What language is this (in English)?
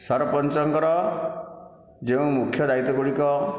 Odia